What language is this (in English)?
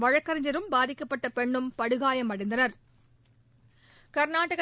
Tamil